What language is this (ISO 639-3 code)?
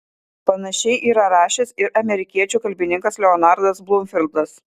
lit